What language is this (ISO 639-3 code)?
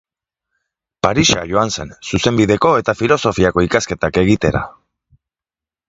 eus